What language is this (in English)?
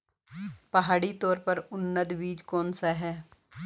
Hindi